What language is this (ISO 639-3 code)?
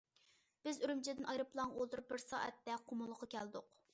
uig